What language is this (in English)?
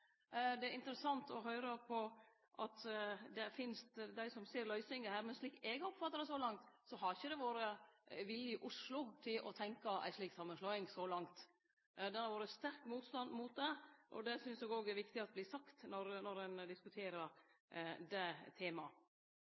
Norwegian Nynorsk